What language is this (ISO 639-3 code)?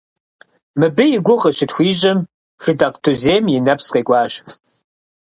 kbd